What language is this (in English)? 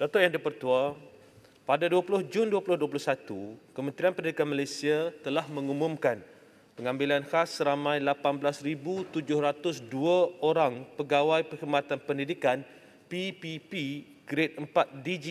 Malay